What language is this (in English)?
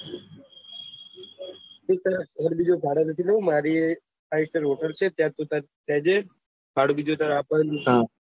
Gujarati